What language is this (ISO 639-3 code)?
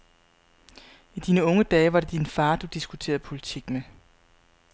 dan